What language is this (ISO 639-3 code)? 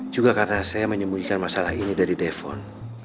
ind